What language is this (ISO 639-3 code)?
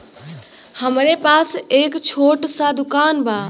bho